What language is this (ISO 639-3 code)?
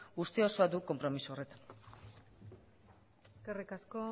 eus